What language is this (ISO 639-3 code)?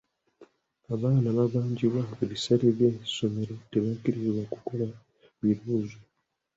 lug